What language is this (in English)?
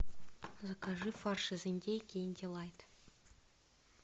Russian